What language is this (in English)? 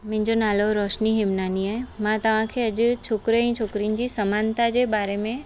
Sindhi